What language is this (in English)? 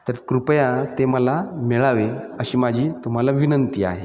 Marathi